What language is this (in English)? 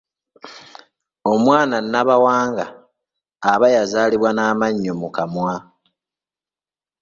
Ganda